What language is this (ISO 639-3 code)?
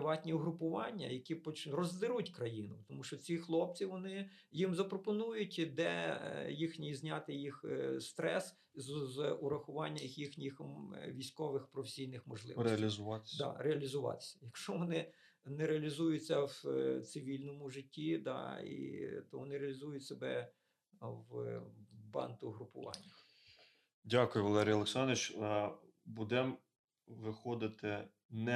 ukr